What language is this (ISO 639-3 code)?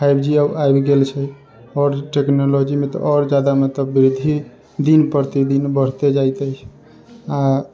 mai